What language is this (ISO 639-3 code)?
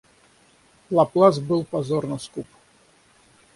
rus